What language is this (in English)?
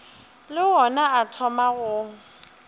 Northern Sotho